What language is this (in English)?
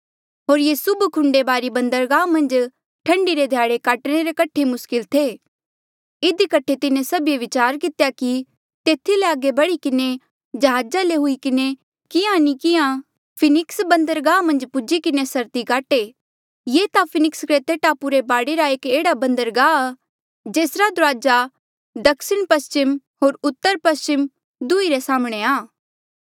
Mandeali